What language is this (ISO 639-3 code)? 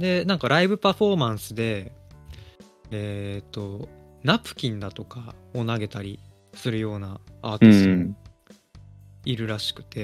jpn